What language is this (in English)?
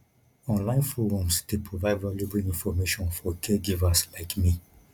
Nigerian Pidgin